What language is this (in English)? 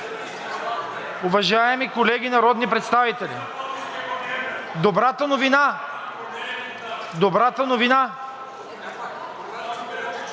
Bulgarian